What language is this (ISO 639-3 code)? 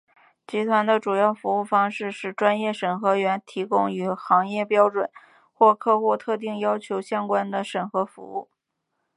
zho